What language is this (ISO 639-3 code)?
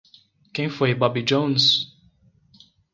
por